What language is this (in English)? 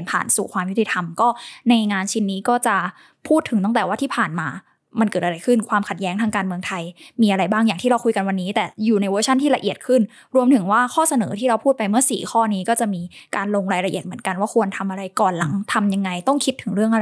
Thai